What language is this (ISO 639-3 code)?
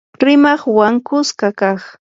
qur